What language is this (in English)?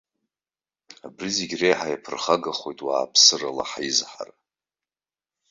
Abkhazian